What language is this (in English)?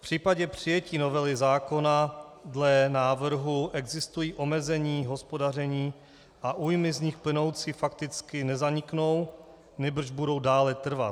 Czech